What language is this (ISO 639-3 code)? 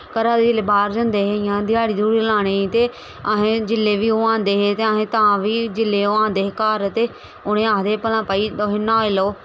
doi